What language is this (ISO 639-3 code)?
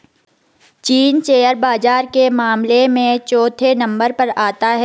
hin